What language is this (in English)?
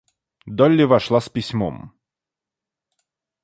Russian